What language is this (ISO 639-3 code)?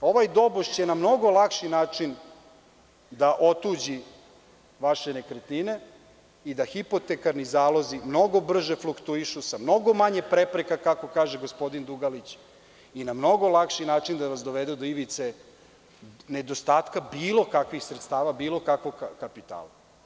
srp